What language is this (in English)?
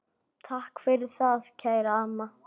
Icelandic